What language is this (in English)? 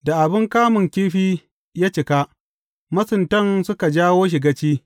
Hausa